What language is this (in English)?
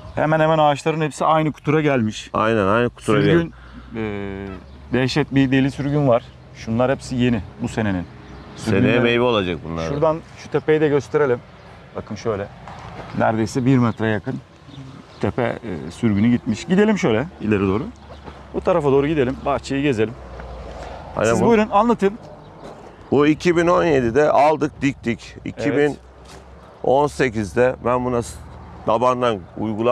Turkish